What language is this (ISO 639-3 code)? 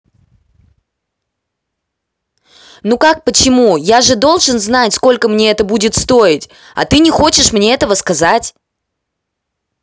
rus